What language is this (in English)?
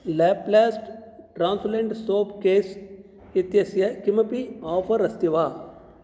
Sanskrit